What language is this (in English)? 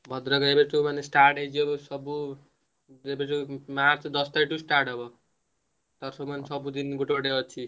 Odia